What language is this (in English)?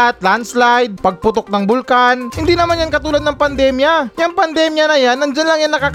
Filipino